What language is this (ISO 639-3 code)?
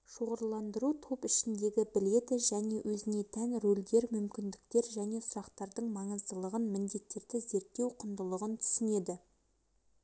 kaz